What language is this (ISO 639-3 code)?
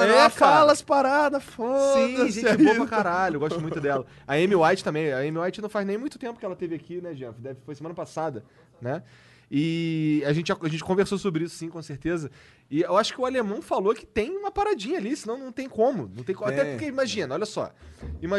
por